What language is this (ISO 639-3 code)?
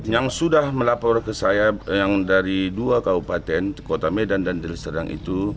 ind